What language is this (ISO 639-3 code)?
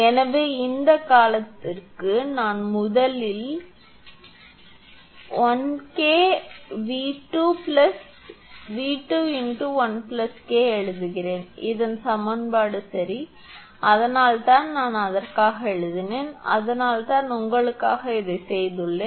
tam